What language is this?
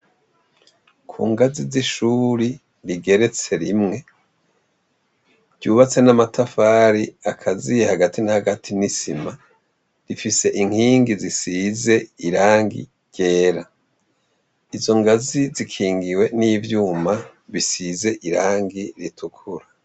Rundi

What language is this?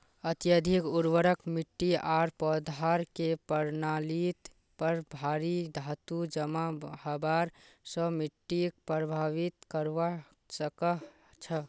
Magahi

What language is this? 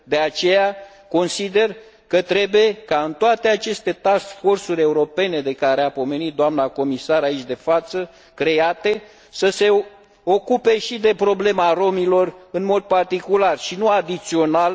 Romanian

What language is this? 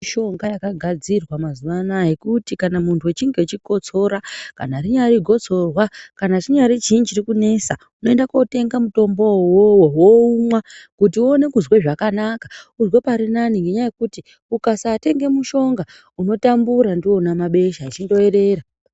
Ndau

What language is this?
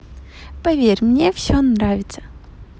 Russian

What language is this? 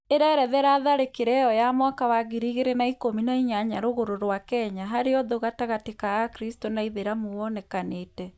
Kikuyu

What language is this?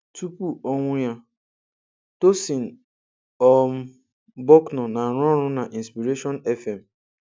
Igbo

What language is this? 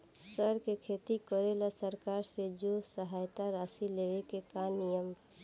Bhojpuri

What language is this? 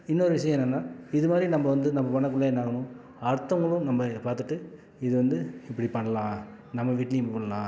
Tamil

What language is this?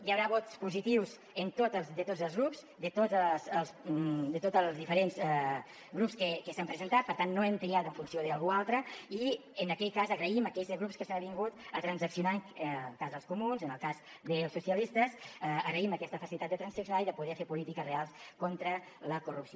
Catalan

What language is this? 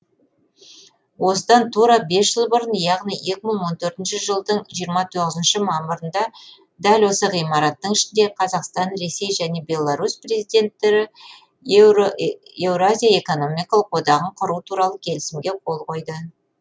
Kazakh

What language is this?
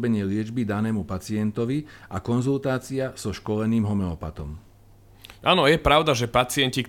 Slovak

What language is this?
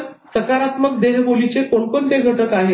Marathi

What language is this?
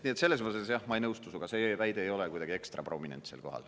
Estonian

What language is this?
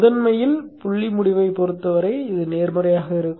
Tamil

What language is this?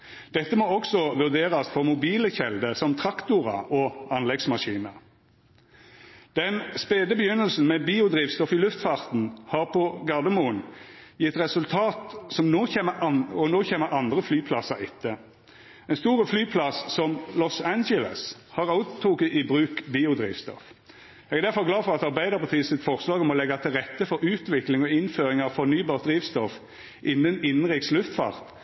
Norwegian Nynorsk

